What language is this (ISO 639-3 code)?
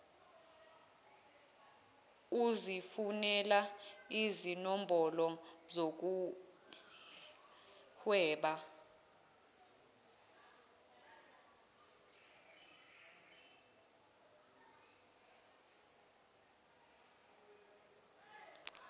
zul